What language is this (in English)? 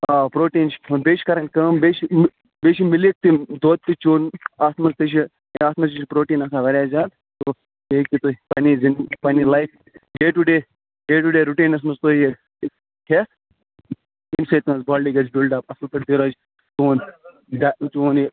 Kashmiri